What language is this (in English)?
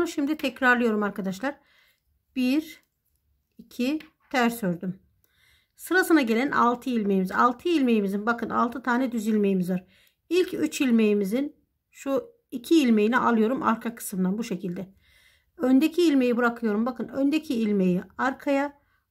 Turkish